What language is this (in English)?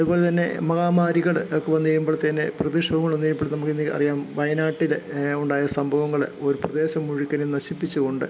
Malayalam